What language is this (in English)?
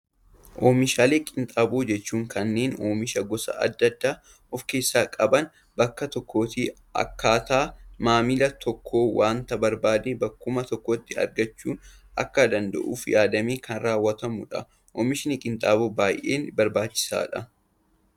Oromo